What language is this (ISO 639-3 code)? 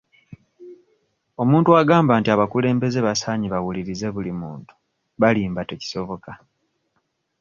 lug